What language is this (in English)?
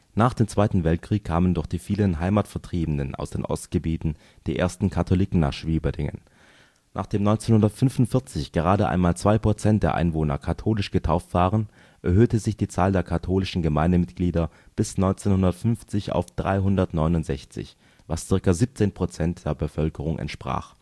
German